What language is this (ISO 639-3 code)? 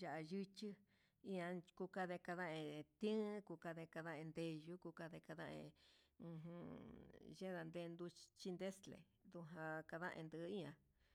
mxs